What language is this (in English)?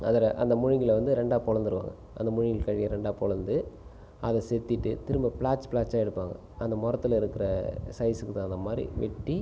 Tamil